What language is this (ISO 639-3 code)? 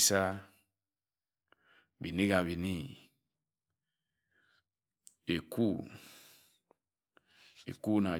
etu